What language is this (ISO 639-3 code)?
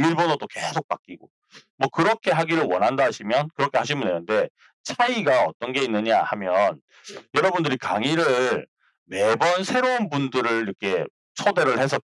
kor